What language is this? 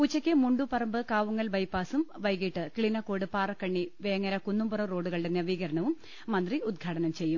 Malayalam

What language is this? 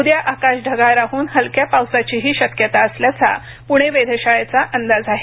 Marathi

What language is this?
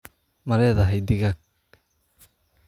Somali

